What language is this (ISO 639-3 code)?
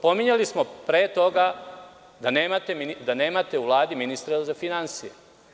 srp